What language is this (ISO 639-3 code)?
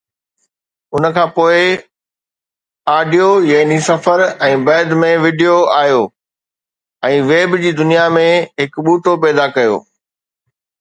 snd